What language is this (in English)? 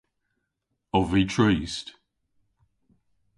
Cornish